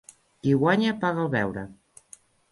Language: Catalan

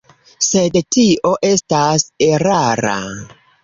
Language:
Esperanto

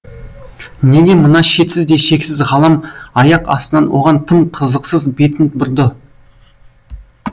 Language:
Kazakh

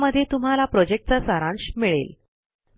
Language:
Marathi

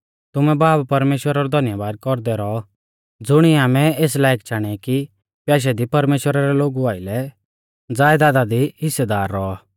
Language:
Mahasu Pahari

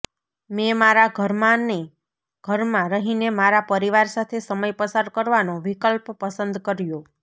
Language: Gujarati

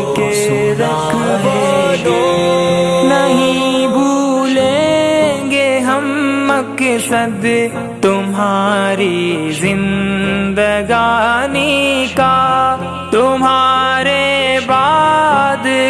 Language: Urdu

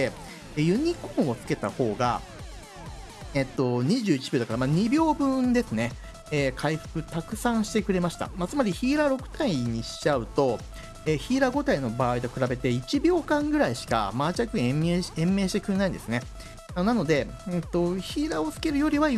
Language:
Japanese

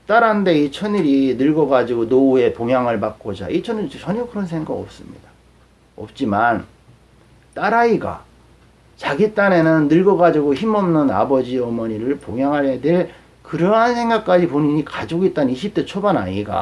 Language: Korean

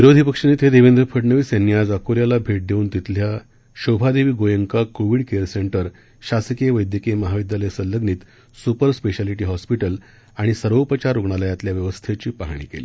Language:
Marathi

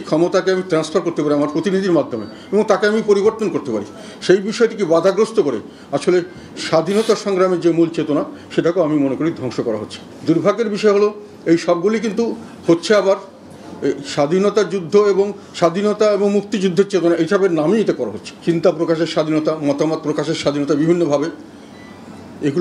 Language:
Romanian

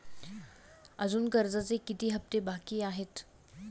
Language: Marathi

